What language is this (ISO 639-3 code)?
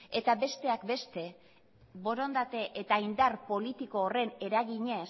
eus